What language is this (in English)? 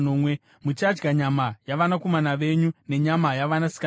Shona